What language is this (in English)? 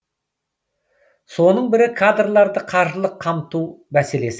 Kazakh